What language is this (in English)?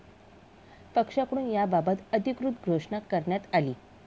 Marathi